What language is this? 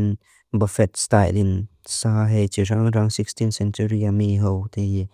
Mizo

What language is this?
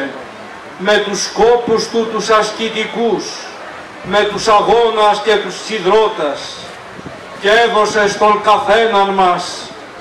Greek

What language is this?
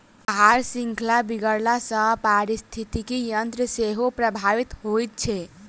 Maithili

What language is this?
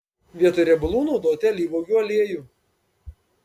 Lithuanian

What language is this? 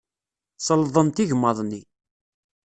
Kabyle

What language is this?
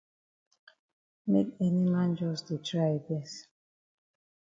Cameroon Pidgin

